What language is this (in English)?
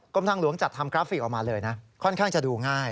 Thai